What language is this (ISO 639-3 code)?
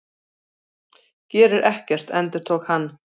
isl